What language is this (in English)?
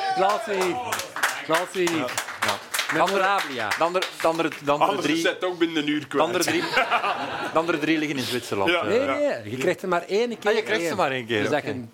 Dutch